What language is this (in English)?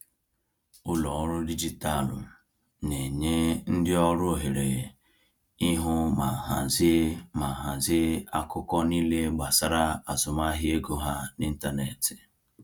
Igbo